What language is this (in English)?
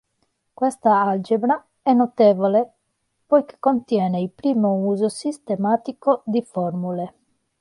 Italian